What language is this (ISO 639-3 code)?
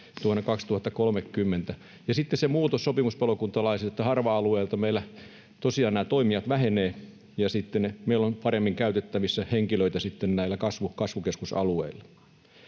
fin